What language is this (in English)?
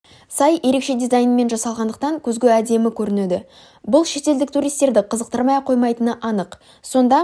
Kazakh